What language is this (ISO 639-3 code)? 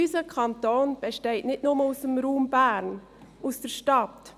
gsw